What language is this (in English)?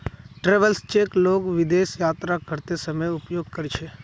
Magahi